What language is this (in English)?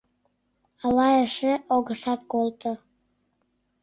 Mari